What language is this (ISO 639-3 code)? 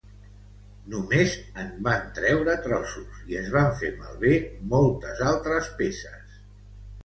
cat